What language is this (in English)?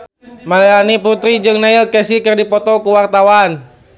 Sundanese